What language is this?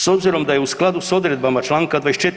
Croatian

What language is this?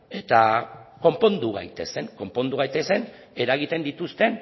Basque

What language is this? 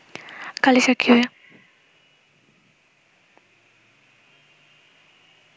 Bangla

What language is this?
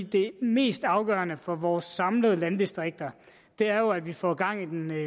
Danish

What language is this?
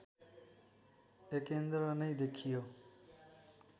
Nepali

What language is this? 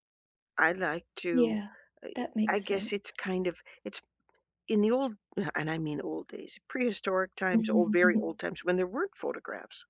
English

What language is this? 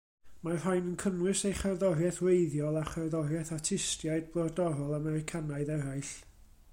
Welsh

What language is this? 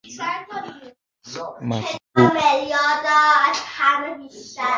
Persian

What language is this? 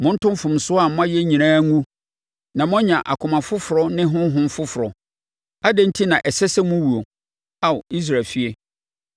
Akan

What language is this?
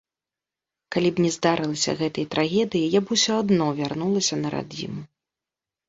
Belarusian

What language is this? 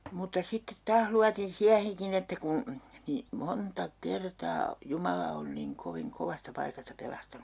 Finnish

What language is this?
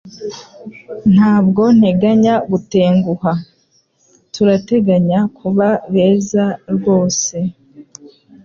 Kinyarwanda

